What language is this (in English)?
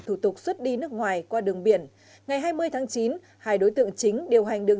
Vietnamese